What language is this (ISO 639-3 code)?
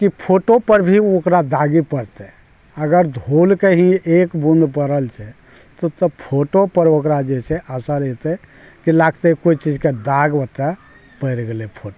mai